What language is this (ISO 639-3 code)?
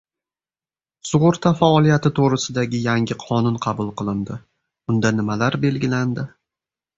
uzb